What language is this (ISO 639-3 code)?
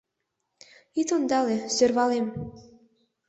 chm